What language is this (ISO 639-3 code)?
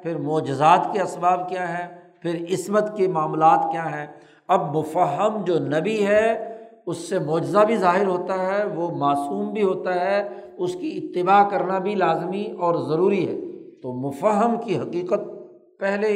urd